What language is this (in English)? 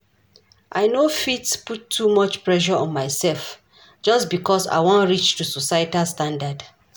Nigerian Pidgin